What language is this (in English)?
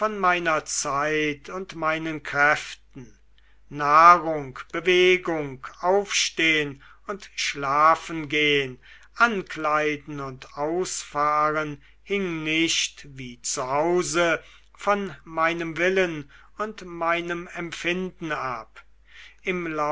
German